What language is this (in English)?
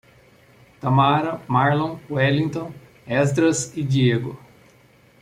Portuguese